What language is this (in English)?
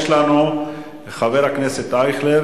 Hebrew